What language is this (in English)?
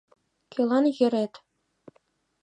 Mari